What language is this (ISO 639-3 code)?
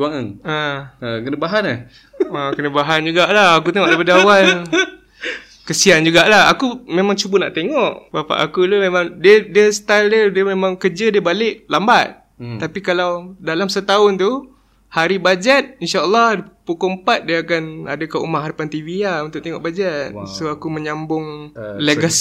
msa